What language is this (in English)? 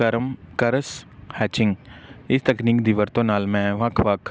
Punjabi